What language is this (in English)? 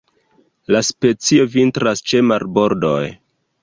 Esperanto